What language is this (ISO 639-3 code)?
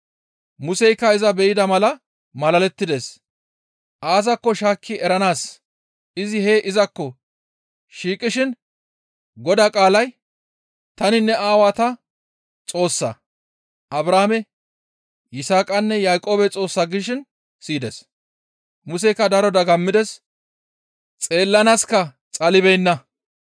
gmv